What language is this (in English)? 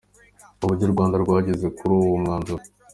Kinyarwanda